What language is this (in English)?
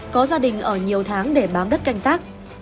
Vietnamese